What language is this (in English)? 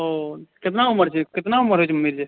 Maithili